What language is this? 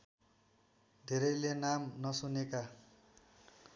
Nepali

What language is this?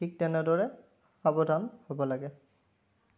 Assamese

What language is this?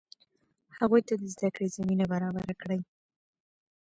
Pashto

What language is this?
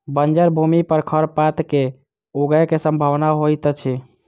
Maithili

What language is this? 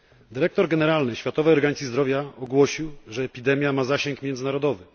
Polish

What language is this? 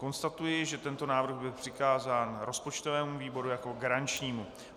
Czech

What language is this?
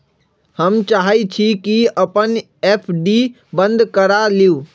Magahi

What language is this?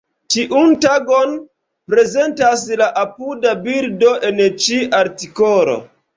Esperanto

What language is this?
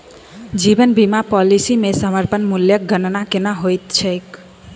Maithili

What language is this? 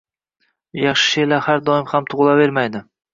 Uzbek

